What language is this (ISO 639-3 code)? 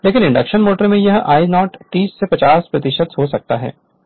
hin